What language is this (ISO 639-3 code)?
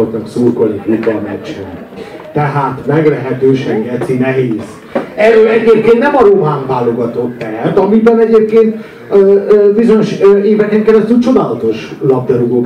hun